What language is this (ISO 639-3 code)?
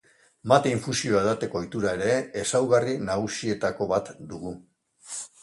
eus